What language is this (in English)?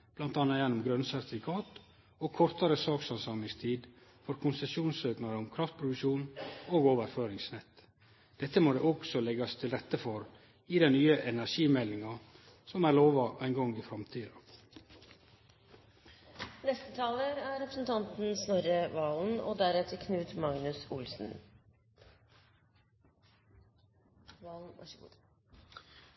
Norwegian